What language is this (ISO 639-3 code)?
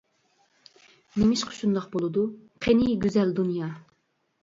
uig